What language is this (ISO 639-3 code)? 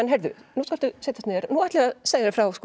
isl